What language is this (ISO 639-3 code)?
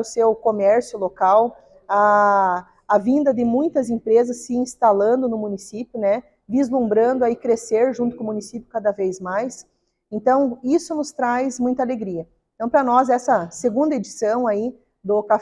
por